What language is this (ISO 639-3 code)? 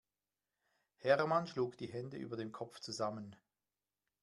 deu